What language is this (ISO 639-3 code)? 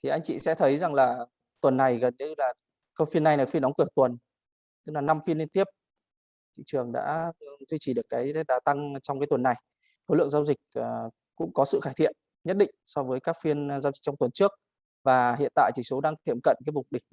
vie